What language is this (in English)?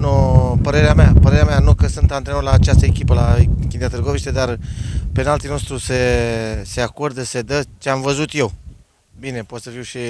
Romanian